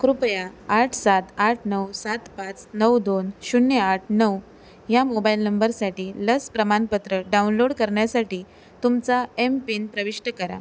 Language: Marathi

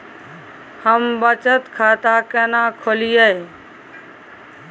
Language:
Maithili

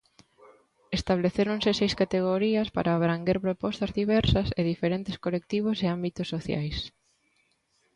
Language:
Galician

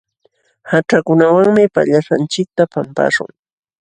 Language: Jauja Wanca Quechua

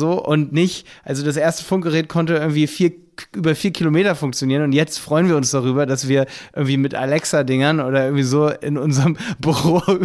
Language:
German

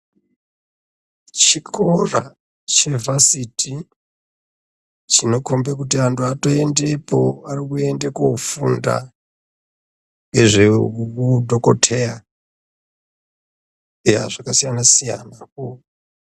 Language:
Ndau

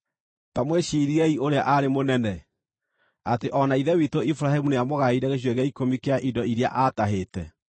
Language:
Kikuyu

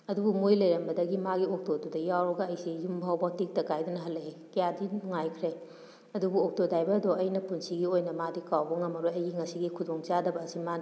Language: Manipuri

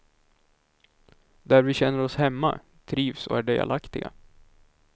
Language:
Swedish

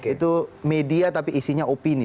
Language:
Indonesian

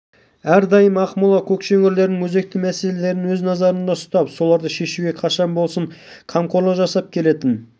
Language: Kazakh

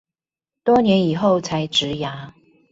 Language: Chinese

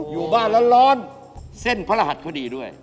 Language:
Thai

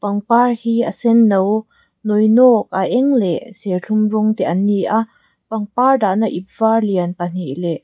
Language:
Mizo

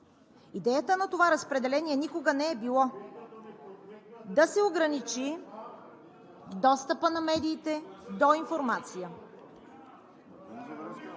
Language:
Bulgarian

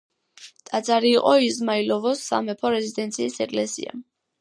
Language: Georgian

